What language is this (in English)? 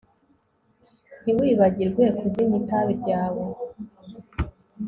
Kinyarwanda